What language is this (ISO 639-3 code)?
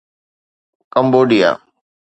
snd